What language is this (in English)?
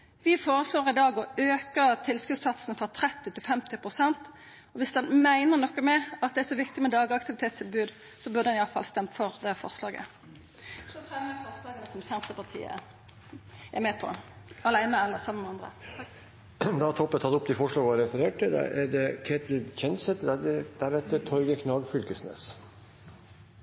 Norwegian Nynorsk